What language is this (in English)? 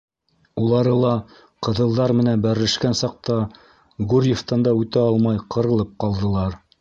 Bashkir